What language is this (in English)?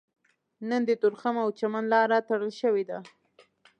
Pashto